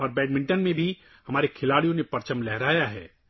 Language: Urdu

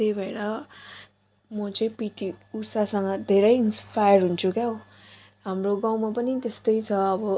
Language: Nepali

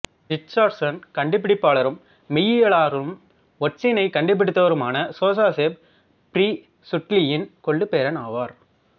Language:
Tamil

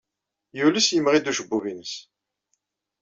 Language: Kabyle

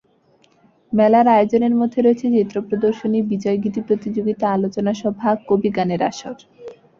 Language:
Bangla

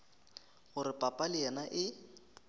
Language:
Northern Sotho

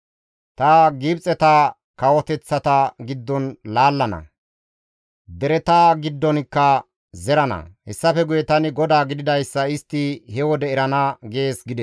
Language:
Gamo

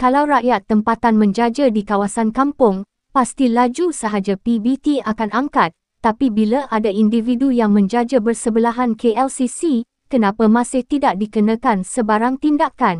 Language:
Malay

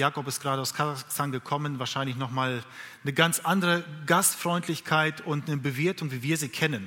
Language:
German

